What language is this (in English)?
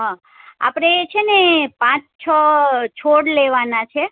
Gujarati